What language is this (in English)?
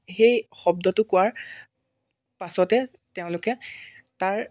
Assamese